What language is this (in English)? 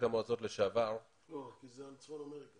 Hebrew